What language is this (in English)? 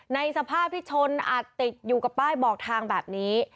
Thai